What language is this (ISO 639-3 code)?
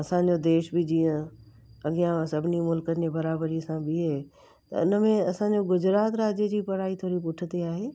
snd